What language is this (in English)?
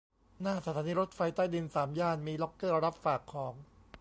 Thai